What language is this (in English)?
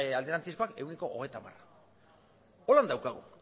Basque